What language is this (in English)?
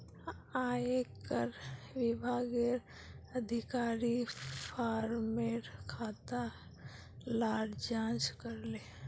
Magahi